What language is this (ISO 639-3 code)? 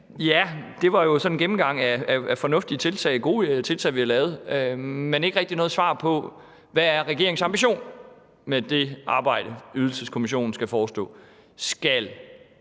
dan